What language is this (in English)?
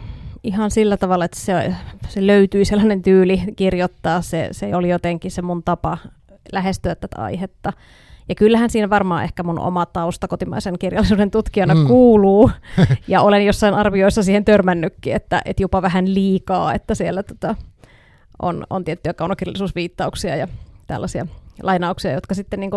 Finnish